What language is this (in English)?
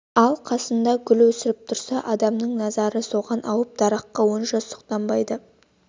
Kazakh